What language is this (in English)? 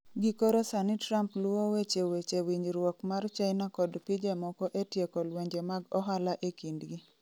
Luo (Kenya and Tanzania)